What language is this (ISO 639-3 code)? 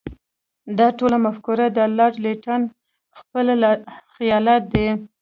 pus